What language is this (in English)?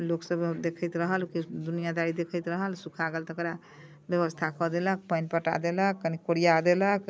Maithili